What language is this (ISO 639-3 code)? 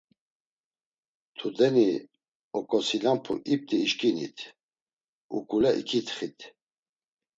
lzz